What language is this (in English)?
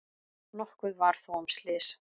Icelandic